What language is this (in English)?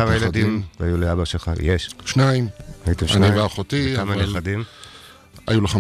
Hebrew